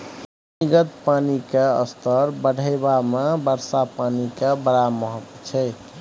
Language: Maithili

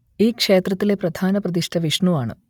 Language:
Malayalam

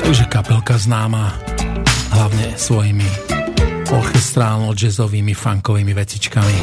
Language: Slovak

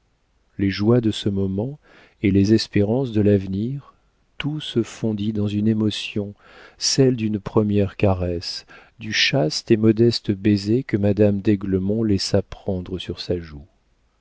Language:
French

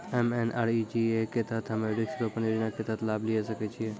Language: Maithili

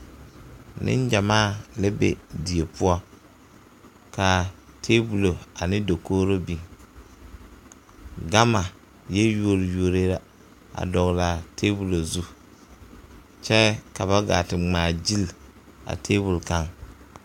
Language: Southern Dagaare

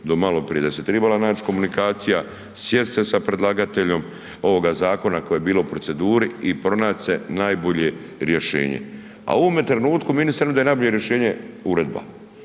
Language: Croatian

